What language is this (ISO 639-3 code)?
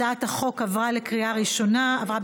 heb